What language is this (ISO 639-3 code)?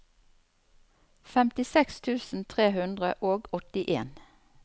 nor